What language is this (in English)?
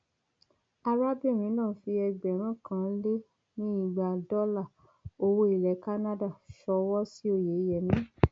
Yoruba